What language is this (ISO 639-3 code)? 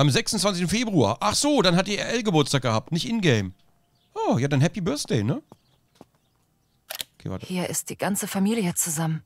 deu